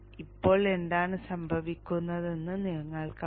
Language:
Malayalam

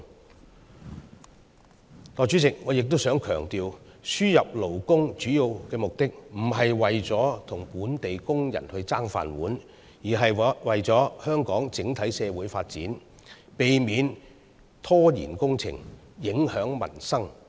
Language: Cantonese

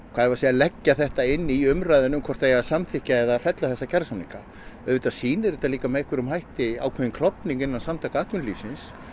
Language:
Icelandic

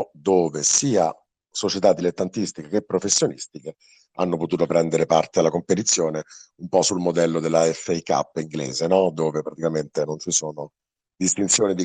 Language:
Italian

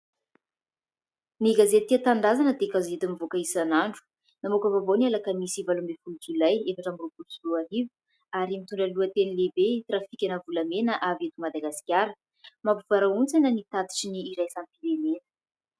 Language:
Malagasy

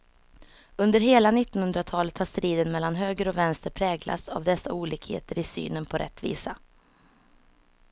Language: Swedish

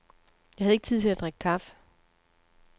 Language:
Danish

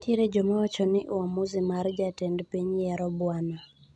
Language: Luo (Kenya and Tanzania)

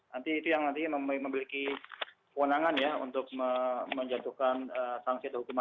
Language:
Indonesian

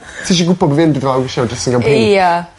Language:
Welsh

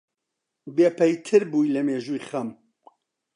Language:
Central Kurdish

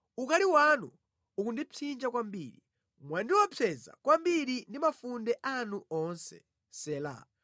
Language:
Nyanja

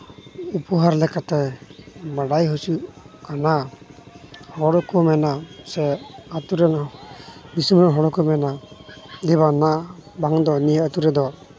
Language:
Santali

